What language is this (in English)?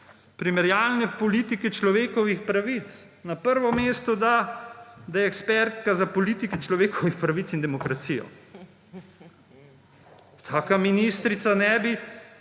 Slovenian